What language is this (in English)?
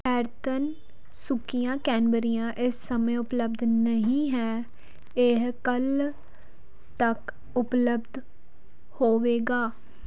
Punjabi